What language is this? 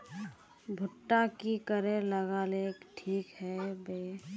Magahi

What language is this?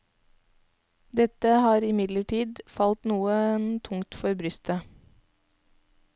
Norwegian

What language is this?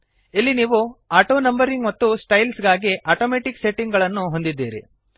Kannada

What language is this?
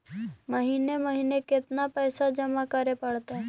Magahi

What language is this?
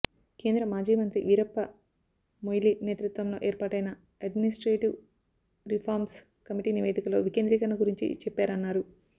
Telugu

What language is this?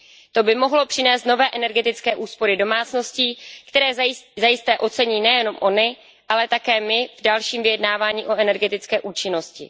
Czech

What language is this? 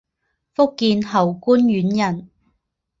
Chinese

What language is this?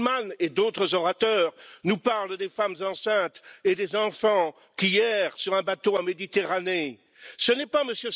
French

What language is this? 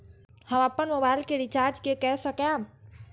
Maithili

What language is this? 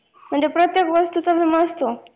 Marathi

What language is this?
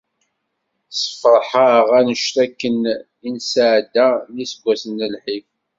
Kabyle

